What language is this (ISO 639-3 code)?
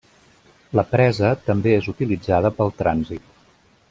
cat